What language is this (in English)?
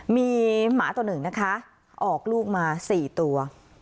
Thai